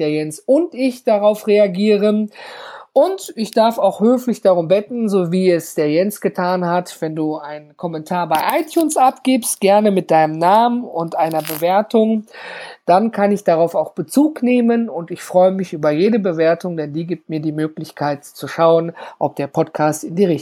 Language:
German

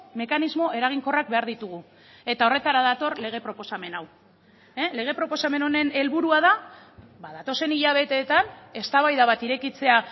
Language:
Basque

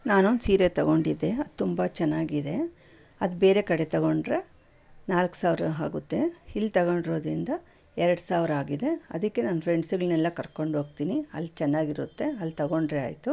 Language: Kannada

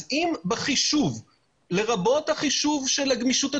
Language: Hebrew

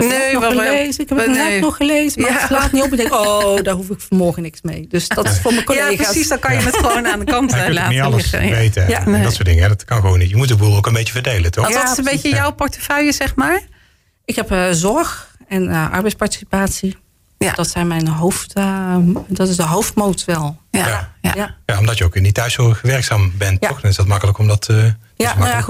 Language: Dutch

